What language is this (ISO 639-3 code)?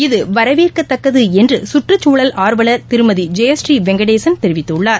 tam